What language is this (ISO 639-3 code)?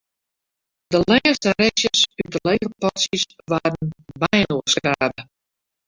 fry